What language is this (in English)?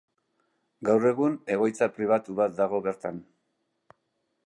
Basque